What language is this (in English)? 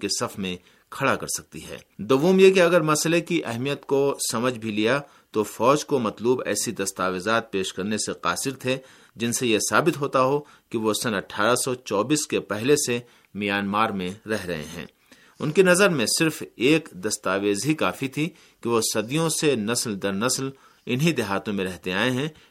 Urdu